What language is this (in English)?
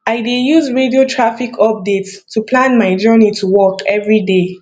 Nigerian Pidgin